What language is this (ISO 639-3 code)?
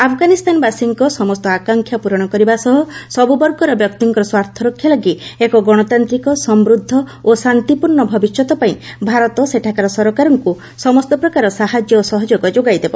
ori